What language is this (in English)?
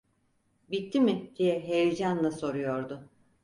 Turkish